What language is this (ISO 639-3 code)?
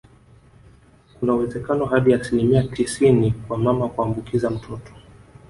swa